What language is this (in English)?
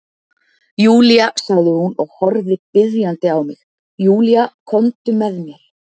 Icelandic